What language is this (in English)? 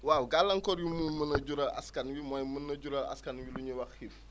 Wolof